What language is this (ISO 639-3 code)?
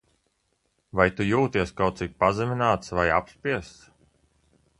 lav